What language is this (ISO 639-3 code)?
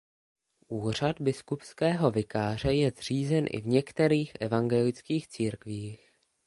ces